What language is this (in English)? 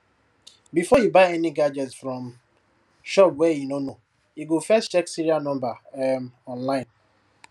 Nigerian Pidgin